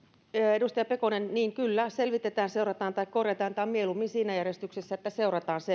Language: Finnish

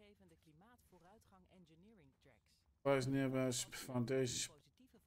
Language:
Dutch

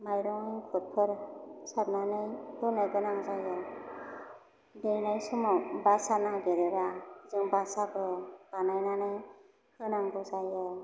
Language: Bodo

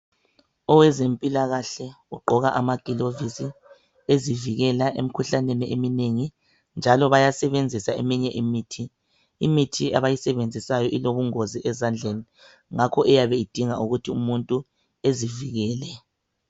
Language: North Ndebele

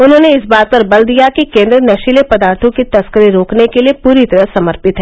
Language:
Hindi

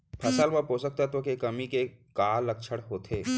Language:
Chhattisgarhi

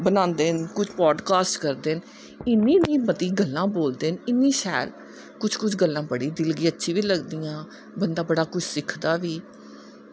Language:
Dogri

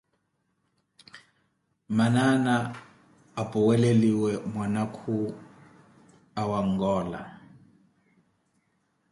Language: Koti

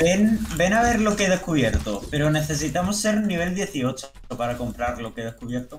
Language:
Spanish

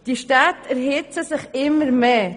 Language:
Swiss German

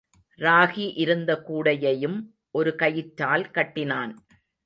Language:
Tamil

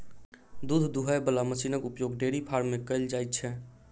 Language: Maithili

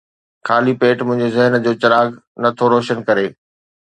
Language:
Sindhi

